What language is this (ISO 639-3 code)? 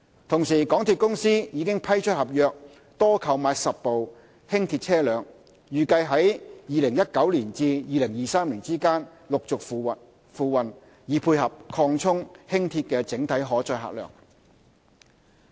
yue